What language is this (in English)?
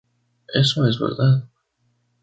Spanish